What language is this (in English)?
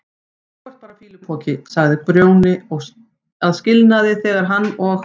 Icelandic